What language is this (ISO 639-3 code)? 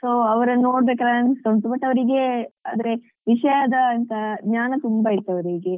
kan